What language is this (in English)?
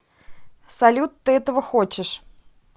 Russian